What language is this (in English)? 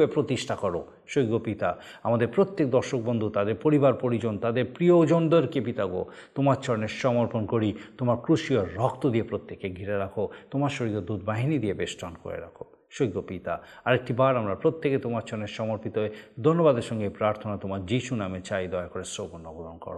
Bangla